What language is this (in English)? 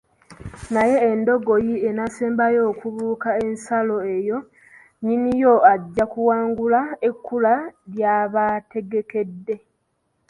Ganda